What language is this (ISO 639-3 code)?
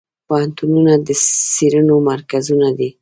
pus